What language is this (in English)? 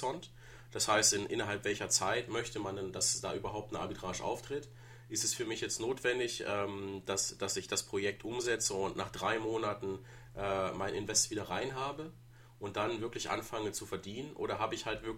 German